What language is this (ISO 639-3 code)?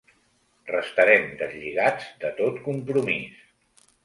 cat